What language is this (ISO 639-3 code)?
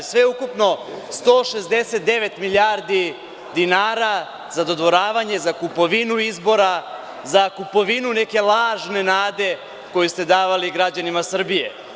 srp